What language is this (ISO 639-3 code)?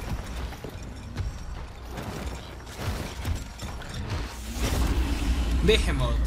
spa